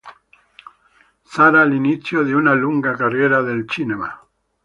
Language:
Italian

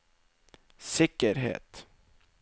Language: Norwegian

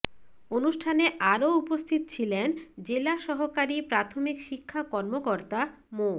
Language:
Bangla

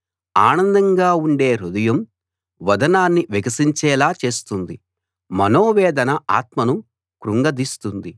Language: Telugu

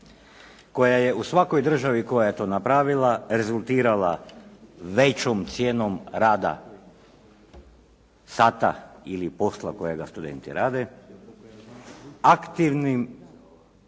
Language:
Croatian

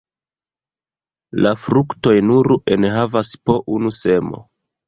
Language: Esperanto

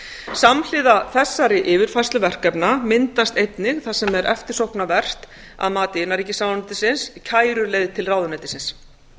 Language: Icelandic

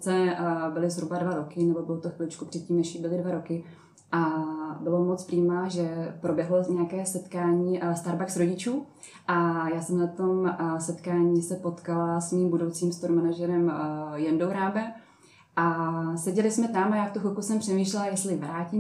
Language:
Czech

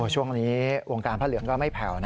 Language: Thai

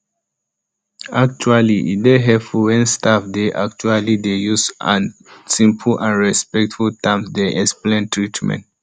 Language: Nigerian Pidgin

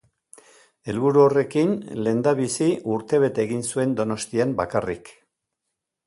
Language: Basque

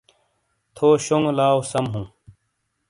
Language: Shina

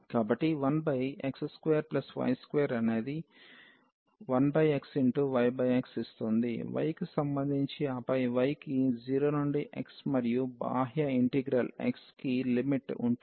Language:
Telugu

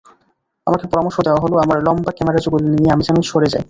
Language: Bangla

